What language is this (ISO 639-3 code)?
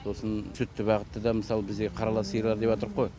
kaz